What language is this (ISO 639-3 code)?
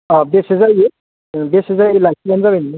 brx